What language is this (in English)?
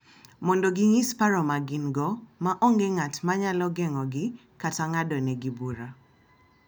Luo (Kenya and Tanzania)